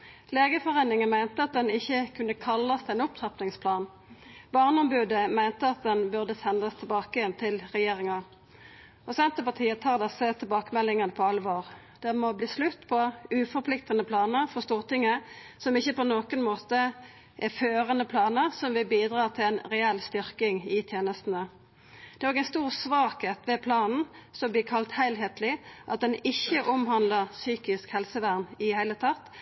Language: Norwegian Nynorsk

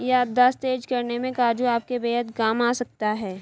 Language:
Hindi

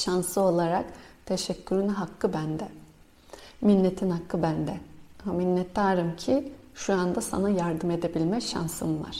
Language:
Turkish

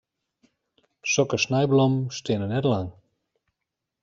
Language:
Western Frisian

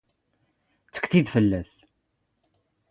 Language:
Standard Moroccan Tamazight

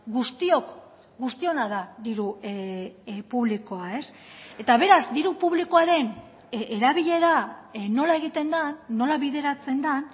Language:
Basque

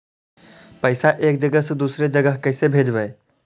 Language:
Magahi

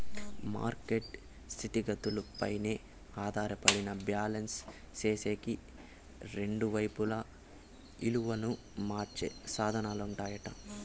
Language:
Telugu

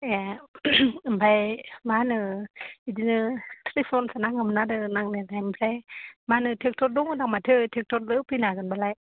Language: Bodo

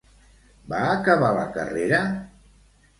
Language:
Catalan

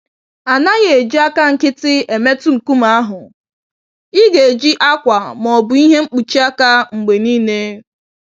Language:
Igbo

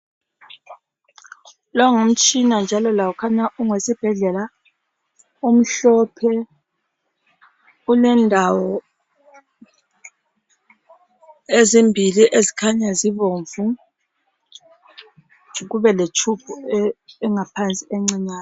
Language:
North Ndebele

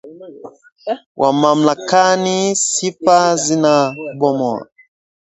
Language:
Swahili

